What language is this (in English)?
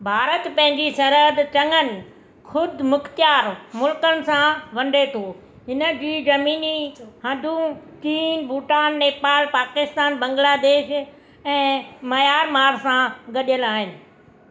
Sindhi